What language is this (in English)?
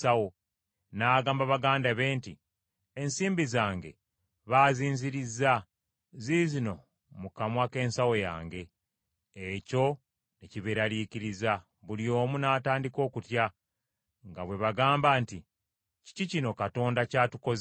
Ganda